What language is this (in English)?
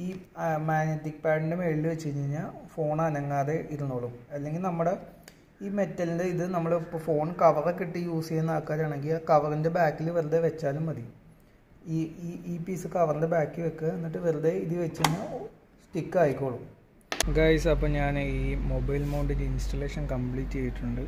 Malayalam